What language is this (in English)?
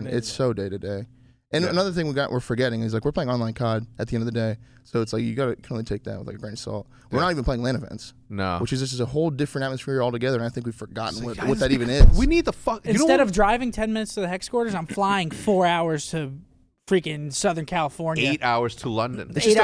English